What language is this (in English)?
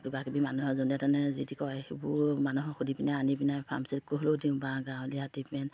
Assamese